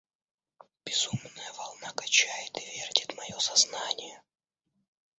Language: Russian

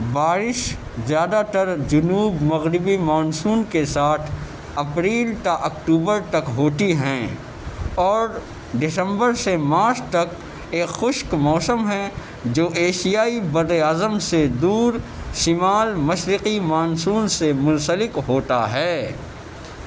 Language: Urdu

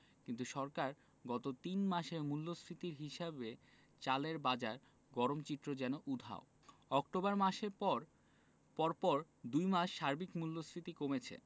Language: Bangla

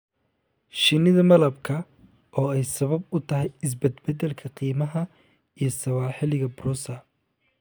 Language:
Somali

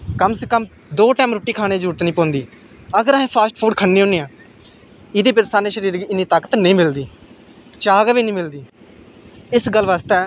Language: Dogri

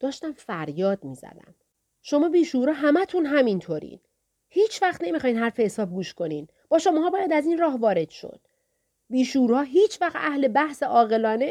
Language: Persian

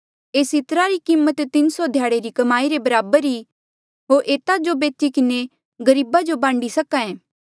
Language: Mandeali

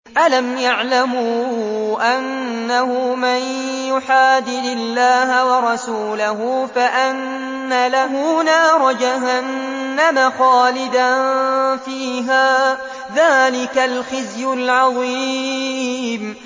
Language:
Arabic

